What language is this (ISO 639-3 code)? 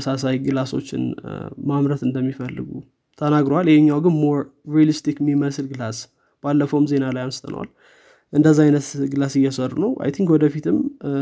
amh